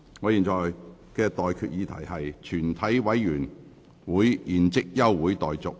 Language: Cantonese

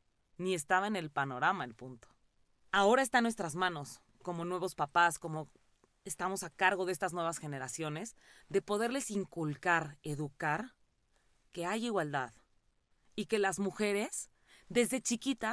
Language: Spanish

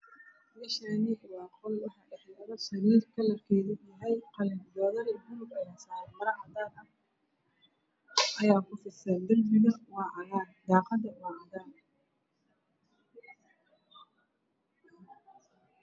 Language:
Somali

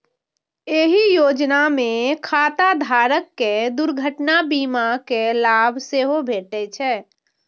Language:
Maithili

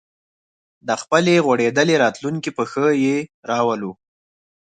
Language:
Pashto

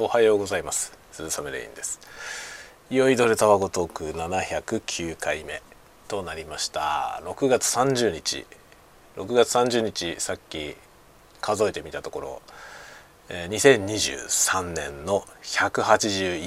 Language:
Japanese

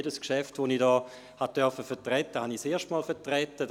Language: Swiss German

